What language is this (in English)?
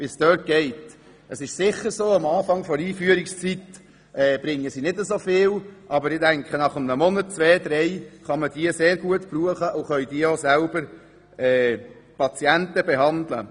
Swiss German